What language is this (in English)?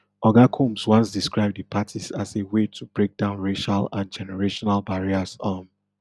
Nigerian Pidgin